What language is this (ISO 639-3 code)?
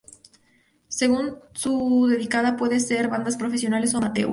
spa